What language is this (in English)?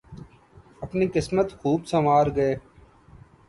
Urdu